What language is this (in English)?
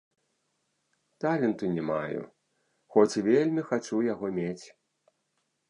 Belarusian